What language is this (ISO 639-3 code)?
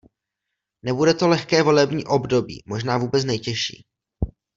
ces